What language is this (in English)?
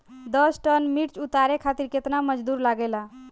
Bhojpuri